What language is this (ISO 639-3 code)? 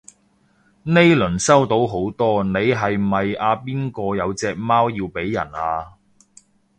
yue